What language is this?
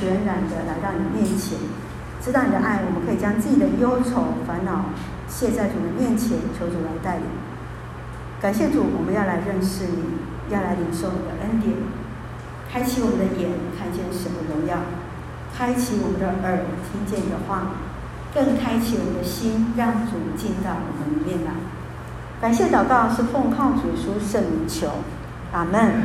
Chinese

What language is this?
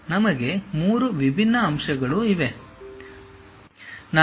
Kannada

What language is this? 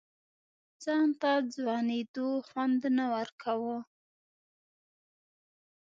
Pashto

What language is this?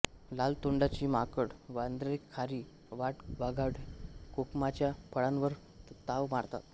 Marathi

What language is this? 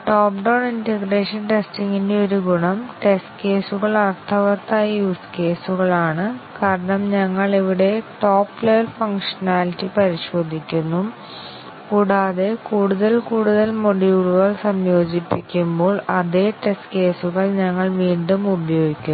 Malayalam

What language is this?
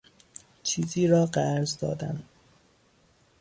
Persian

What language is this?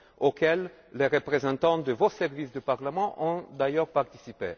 French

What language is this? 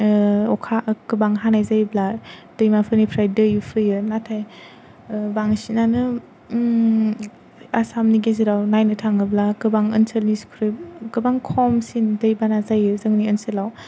Bodo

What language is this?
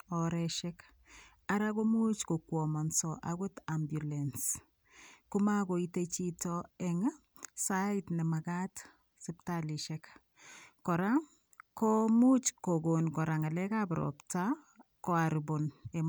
Kalenjin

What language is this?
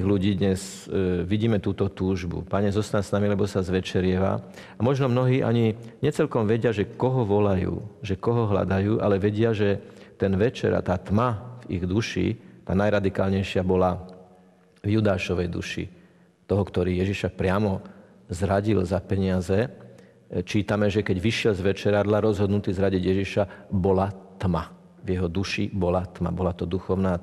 Slovak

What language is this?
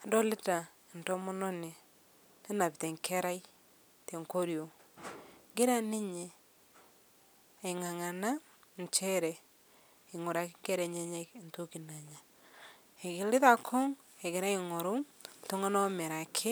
Masai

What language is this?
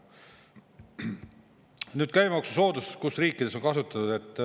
Estonian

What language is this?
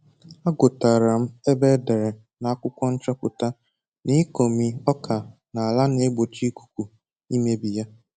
Igbo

